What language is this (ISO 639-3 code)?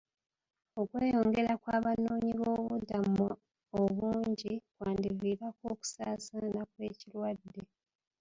lug